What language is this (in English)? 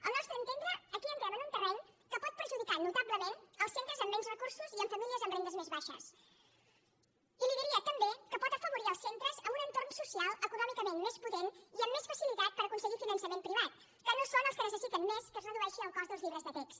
Catalan